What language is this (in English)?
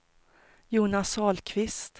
Swedish